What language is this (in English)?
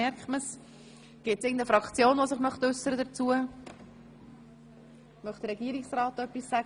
Swiss German